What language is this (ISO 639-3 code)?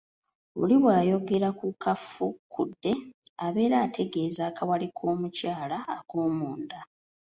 lug